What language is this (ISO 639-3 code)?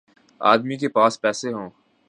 urd